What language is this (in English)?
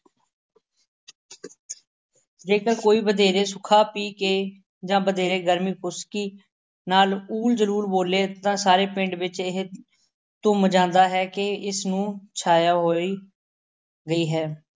Punjabi